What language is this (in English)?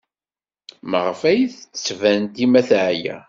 Kabyle